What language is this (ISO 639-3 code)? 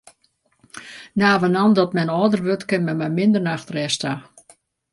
fry